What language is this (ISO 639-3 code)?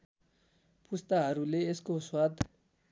nep